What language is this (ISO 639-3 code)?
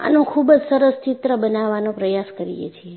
guj